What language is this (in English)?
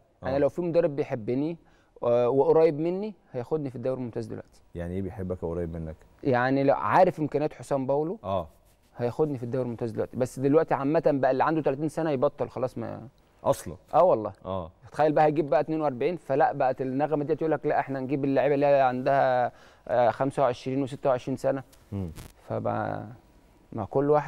Arabic